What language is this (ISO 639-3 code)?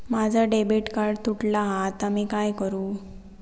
mar